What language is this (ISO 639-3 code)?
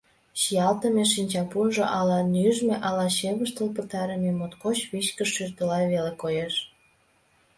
chm